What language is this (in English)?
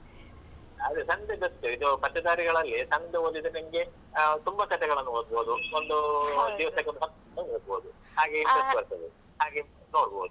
Kannada